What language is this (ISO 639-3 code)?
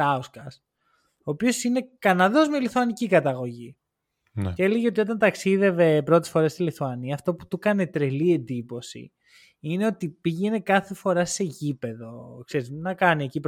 ell